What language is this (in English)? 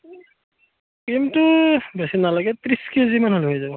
Assamese